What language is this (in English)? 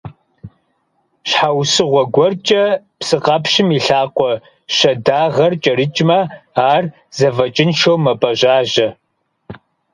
Kabardian